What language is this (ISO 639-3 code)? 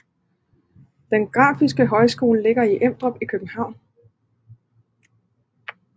dan